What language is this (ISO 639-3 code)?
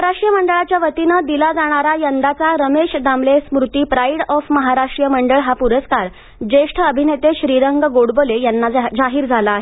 mar